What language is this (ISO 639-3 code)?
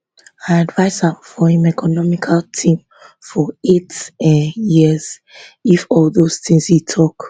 pcm